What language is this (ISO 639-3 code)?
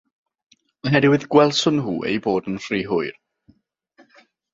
cym